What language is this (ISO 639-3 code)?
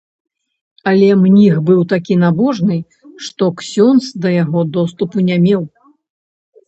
bel